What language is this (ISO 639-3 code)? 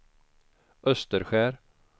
swe